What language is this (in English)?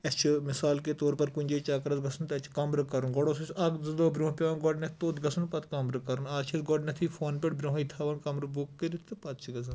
Kashmiri